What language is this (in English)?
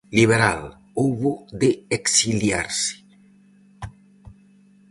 Galician